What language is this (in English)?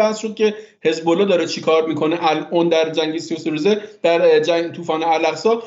Persian